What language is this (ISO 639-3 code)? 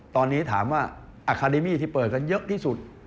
tha